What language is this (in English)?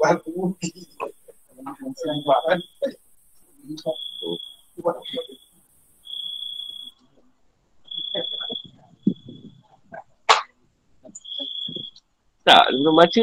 Malay